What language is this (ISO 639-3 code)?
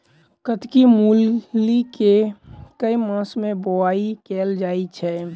mai